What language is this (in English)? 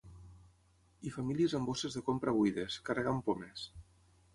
Catalan